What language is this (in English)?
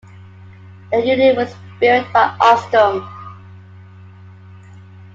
English